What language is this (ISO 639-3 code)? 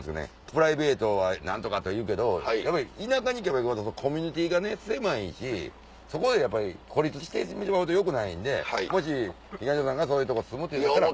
jpn